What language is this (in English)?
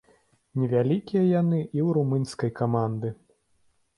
Belarusian